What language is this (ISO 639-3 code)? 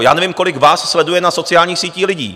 ces